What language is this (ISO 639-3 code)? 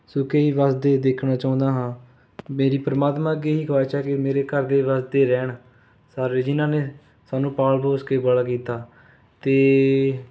pan